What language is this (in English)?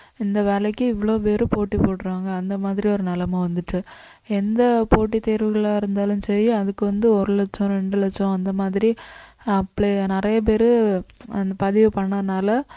Tamil